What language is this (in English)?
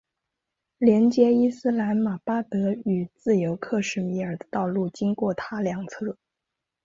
Chinese